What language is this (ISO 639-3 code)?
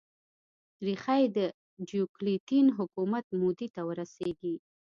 pus